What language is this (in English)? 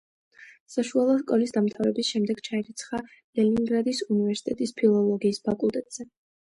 Georgian